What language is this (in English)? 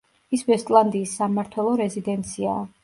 Georgian